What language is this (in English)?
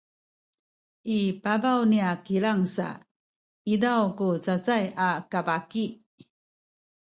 Sakizaya